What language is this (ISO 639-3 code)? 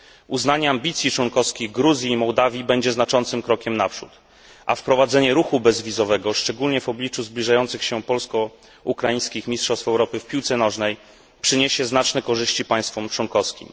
pol